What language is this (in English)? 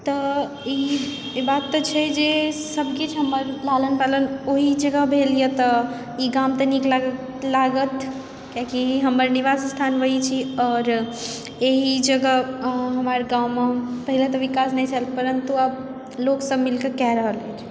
Maithili